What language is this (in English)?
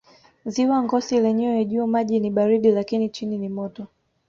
Swahili